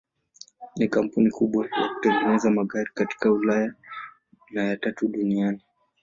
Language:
Swahili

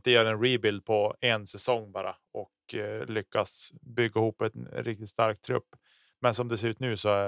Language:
Swedish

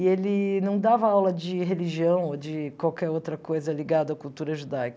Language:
Portuguese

